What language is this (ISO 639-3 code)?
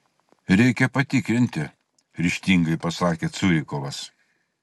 lit